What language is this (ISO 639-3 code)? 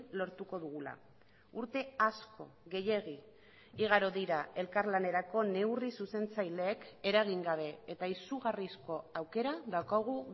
eus